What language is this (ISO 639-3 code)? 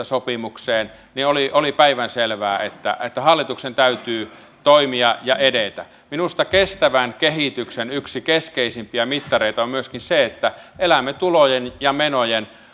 fin